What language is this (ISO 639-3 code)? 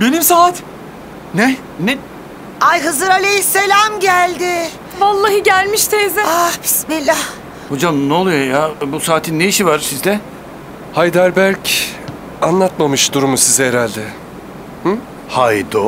tur